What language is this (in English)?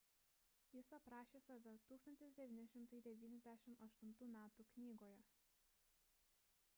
Lithuanian